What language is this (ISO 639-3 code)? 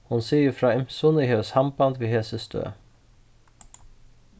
fao